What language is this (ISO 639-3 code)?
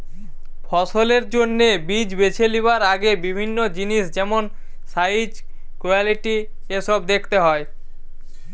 ben